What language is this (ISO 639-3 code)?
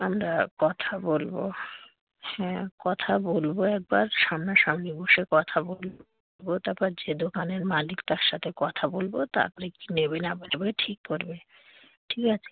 ben